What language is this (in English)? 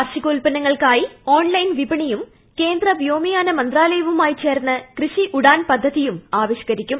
Malayalam